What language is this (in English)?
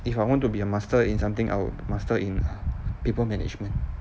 English